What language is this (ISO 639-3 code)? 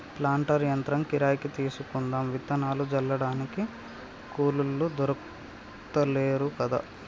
tel